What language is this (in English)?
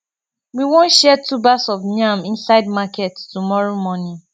Nigerian Pidgin